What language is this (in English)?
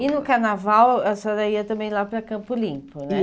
Portuguese